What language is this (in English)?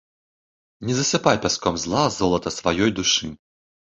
Belarusian